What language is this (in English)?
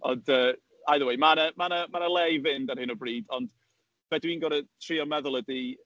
Welsh